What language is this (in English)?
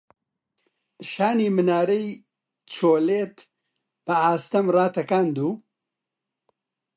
Central Kurdish